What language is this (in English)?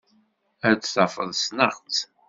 Kabyle